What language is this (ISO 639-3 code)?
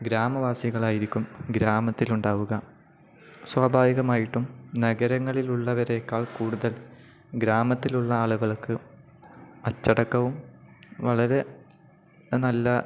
mal